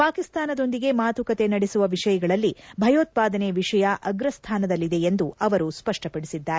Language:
Kannada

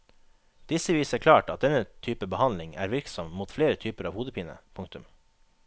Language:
Norwegian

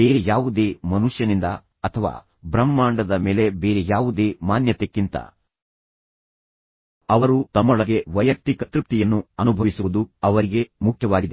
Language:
Kannada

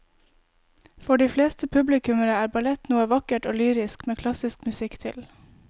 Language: Norwegian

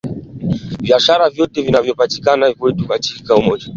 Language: Swahili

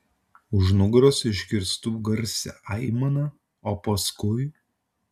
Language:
Lithuanian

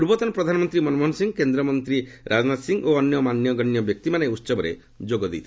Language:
Odia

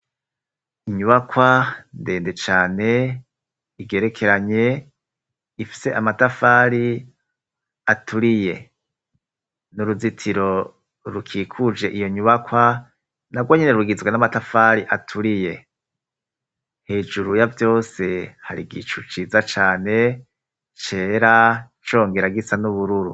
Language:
Rundi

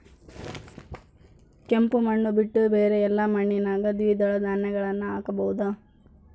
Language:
Kannada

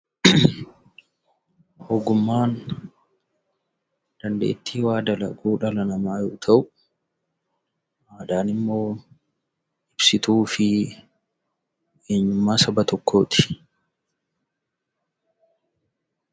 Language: Oromo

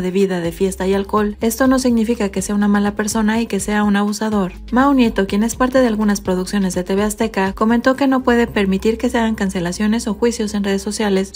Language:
Spanish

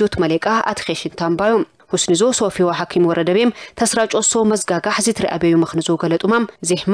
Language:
Arabic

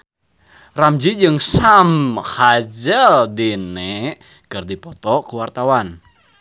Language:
Sundanese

